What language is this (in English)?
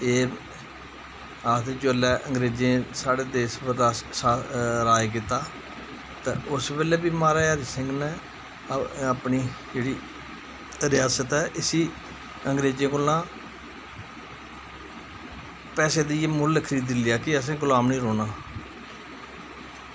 Dogri